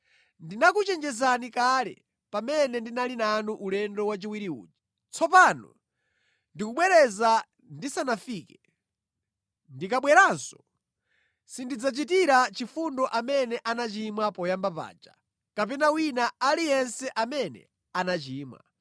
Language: Nyanja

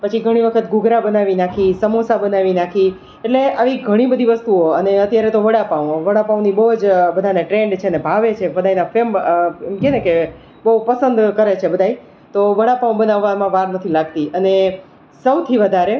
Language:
Gujarati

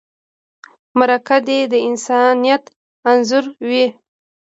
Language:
Pashto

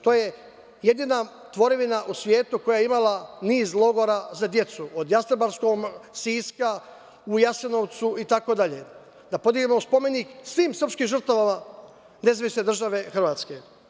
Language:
Serbian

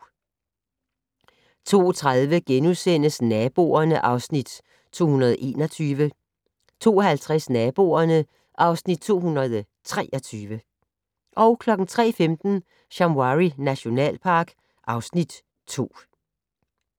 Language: Danish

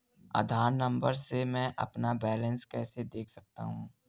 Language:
Hindi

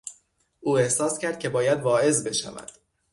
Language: Persian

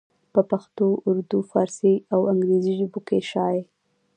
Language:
Pashto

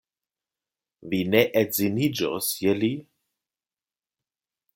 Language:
Esperanto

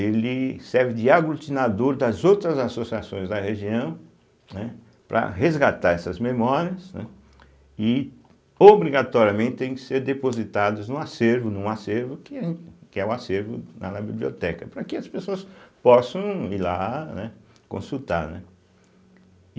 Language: Portuguese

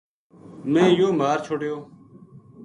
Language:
Gujari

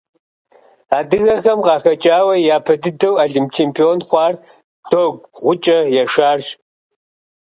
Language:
Kabardian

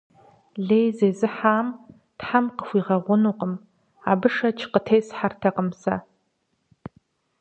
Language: Kabardian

